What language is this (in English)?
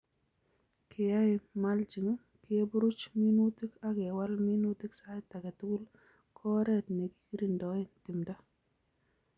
Kalenjin